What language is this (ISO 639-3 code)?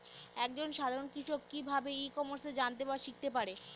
ben